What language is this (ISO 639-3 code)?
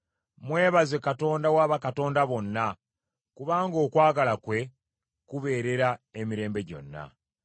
lug